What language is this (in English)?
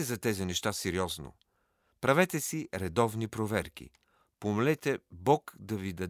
Bulgarian